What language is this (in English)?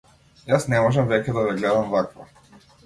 Macedonian